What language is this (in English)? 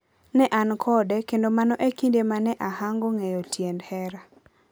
Luo (Kenya and Tanzania)